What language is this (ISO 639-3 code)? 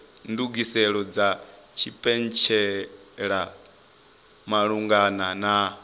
ven